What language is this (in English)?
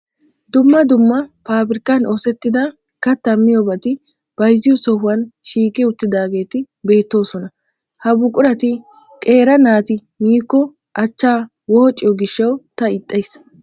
Wolaytta